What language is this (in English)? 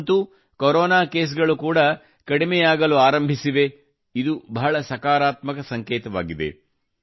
Kannada